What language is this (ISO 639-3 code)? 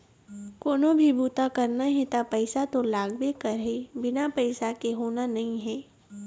hne